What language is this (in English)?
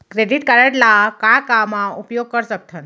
Chhattisgarhi